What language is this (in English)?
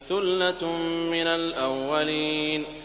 Arabic